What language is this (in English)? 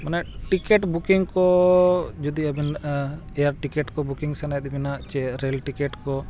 Santali